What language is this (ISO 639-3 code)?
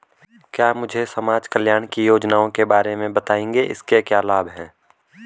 hin